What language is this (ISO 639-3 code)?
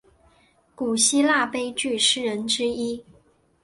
zho